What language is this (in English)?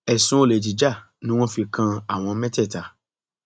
Yoruba